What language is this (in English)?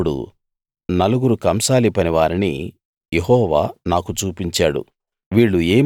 Telugu